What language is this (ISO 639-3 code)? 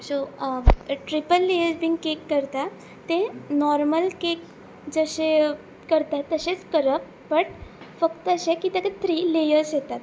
kok